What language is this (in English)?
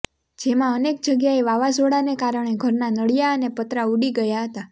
Gujarati